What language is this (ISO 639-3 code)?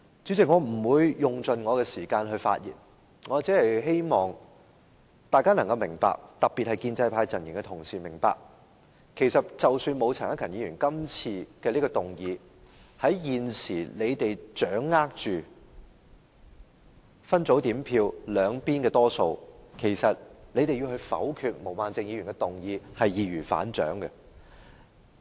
yue